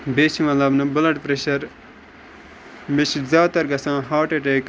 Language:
Kashmiri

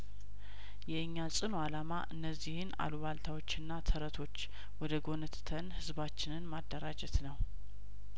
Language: Amharic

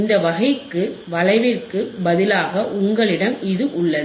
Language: Tamil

